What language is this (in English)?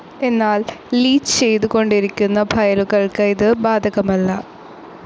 Malayalam